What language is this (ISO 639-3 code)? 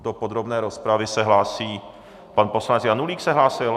ces